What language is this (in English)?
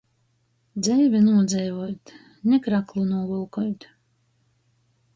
Latgalian